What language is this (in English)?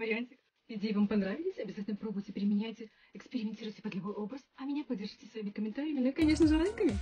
Russian